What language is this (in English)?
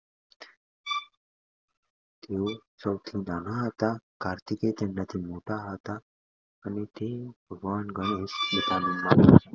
Gujarati